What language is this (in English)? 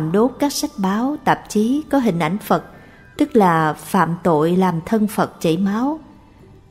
Vietnamese